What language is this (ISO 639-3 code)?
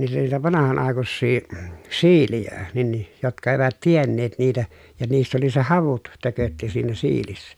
fin